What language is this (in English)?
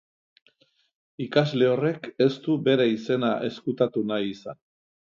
Basque